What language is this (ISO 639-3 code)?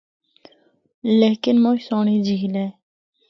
hno